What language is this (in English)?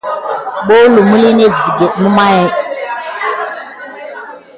Gidar